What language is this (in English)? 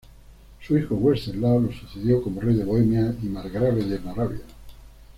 Spanish